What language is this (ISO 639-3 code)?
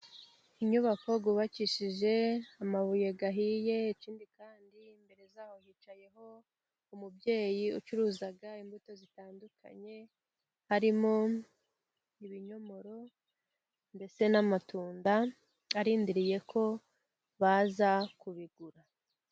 kin